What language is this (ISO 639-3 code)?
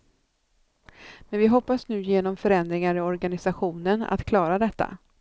swe